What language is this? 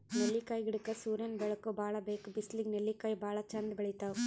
Kannada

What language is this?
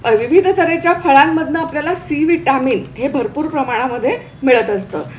Marathi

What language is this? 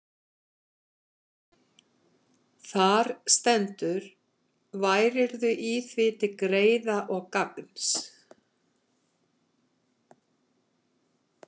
Icelandic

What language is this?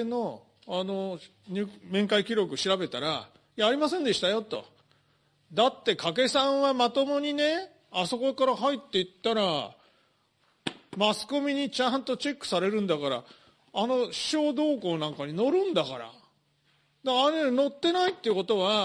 Japanese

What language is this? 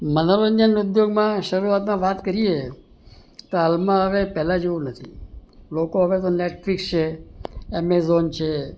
Gujarati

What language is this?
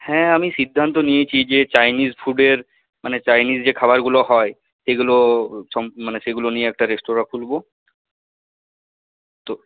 Bangla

